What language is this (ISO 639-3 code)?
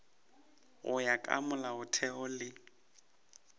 nso